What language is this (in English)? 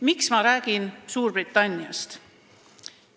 Estonian